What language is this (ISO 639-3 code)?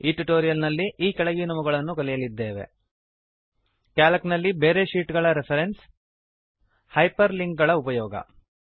kan